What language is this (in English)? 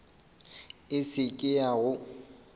Northern Sotho